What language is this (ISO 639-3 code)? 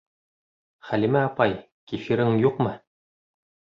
bak